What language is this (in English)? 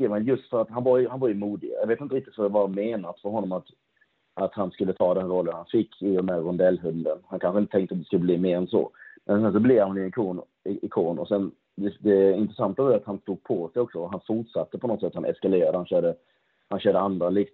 Swedish